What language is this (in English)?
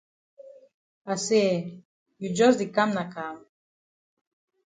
Cameroon Pidgin